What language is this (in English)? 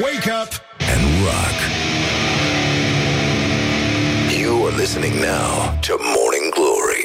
Romanian